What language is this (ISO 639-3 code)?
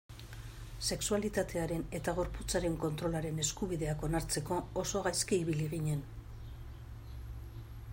eus